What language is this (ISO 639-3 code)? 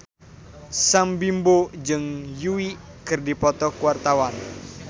sun